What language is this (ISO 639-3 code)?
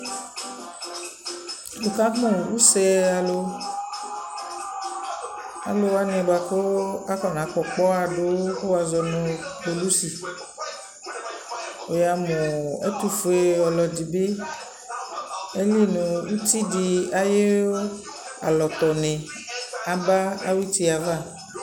kpo